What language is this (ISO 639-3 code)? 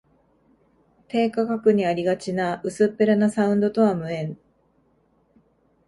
jpn